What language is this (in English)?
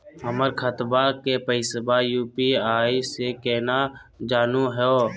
Magahi